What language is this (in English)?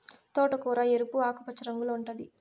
Telugu